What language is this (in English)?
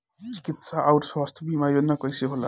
Bhojpuri